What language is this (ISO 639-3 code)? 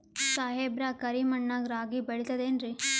kan